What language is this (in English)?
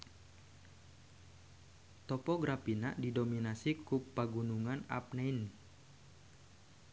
Sundanese